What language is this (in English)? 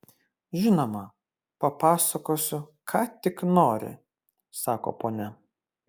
Lithuanian